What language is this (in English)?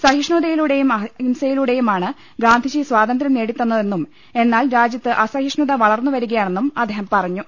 Malayalam